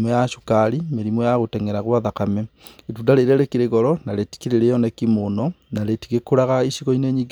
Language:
Kikuyu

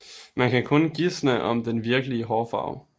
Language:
Danish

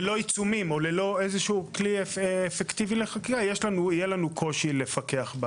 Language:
Hebrew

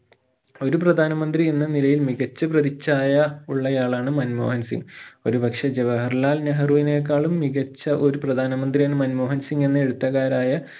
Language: Malayalam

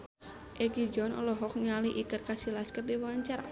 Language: Sundanese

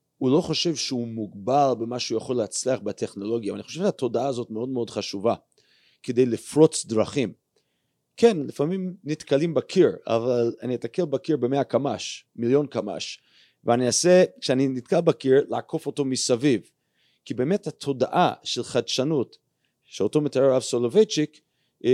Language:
Hebrew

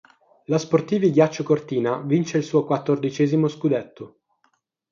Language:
Italian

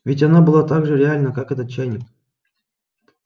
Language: Russian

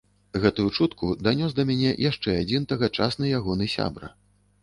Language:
Belarusian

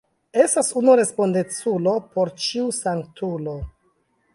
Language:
Esperanto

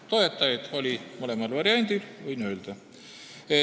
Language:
Estonian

